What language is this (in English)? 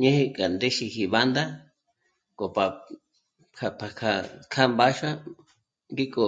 Michoacán Mazahua